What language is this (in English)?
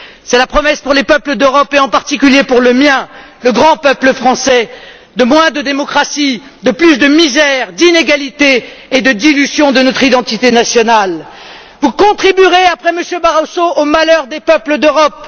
French